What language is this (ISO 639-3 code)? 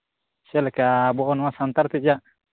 sat